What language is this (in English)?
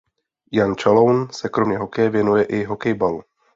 Czech